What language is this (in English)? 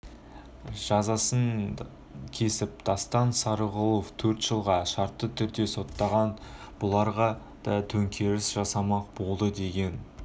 Kazakh